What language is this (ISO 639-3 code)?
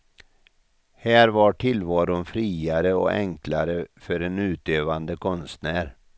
swe